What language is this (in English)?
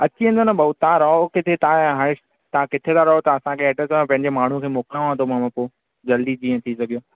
Sindhi